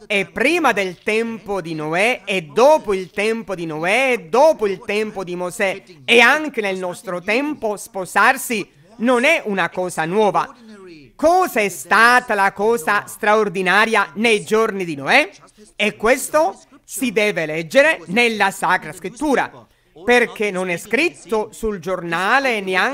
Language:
Italian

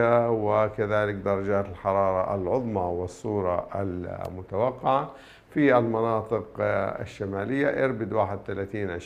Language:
Arabic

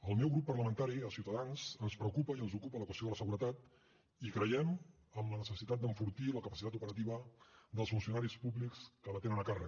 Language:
Catalan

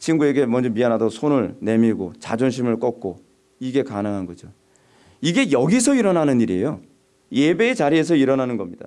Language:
Korean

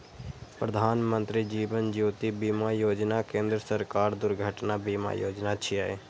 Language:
Maithili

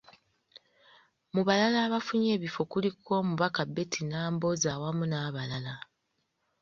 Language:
Ganda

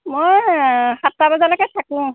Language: Assamese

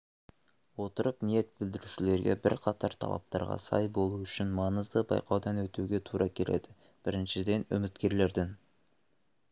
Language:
Kazakh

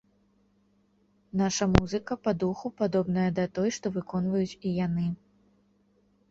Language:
Belarusian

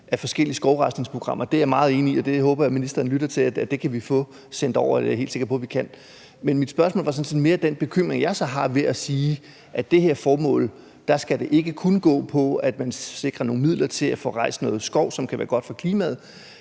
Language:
Danish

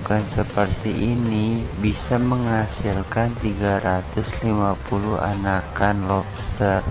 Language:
Indonesian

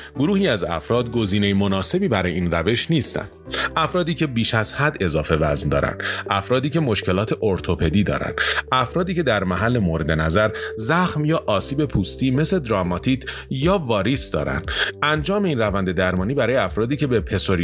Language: Persian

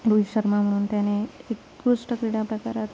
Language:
Marathi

